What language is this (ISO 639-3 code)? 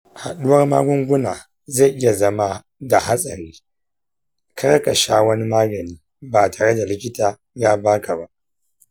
hau